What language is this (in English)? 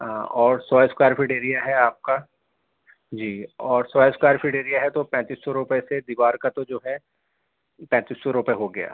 Urdu